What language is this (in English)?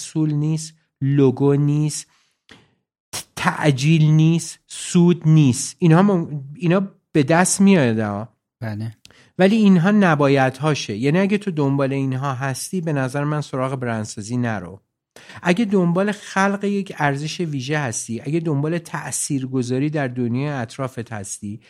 Persian